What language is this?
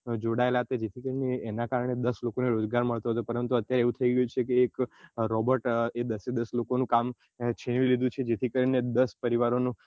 Gujarati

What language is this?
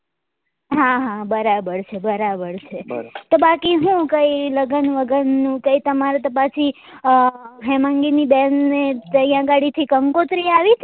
Gujarati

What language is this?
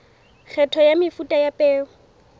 Southern Sotho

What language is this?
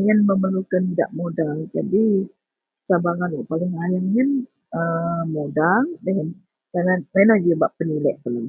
Central Melanau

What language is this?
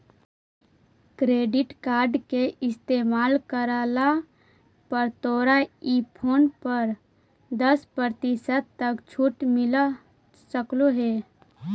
Magahi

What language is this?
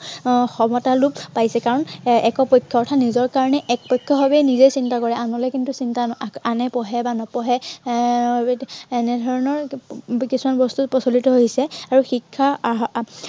Assamese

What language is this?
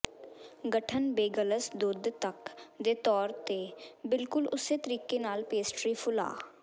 Punjabi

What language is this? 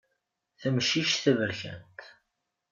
Kabyle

